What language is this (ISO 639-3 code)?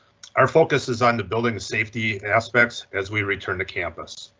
eng